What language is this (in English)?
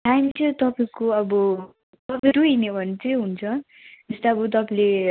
Nepali